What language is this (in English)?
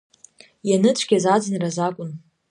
Abkhazian